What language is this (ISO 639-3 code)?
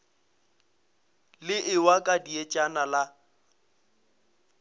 nso